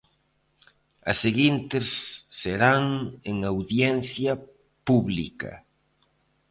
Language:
Galician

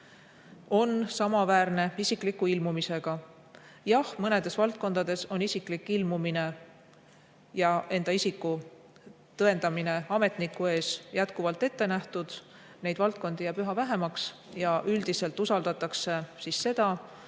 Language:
Estonian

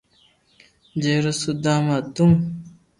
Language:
Loarki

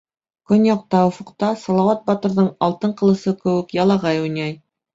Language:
Bashkir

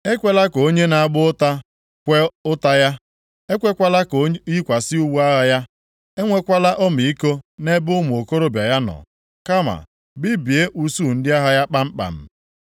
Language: Igbo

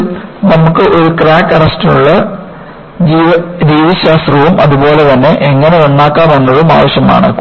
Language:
Malayalam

